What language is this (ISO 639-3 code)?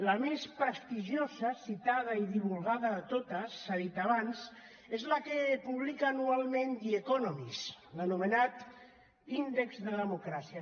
cat